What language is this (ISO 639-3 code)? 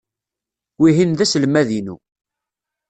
kab